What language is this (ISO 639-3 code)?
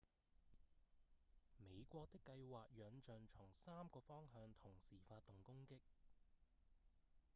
yue